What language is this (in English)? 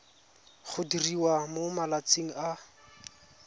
Tswana